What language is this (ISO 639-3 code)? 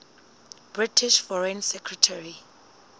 sot